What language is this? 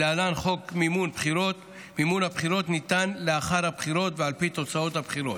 Hebrew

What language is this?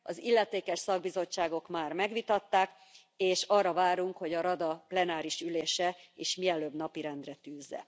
Hungarian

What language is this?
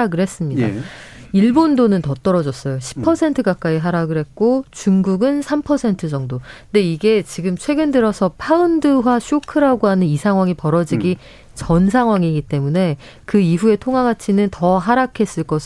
Korean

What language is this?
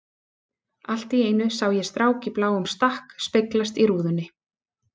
Icelandic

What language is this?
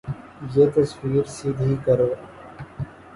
Urdu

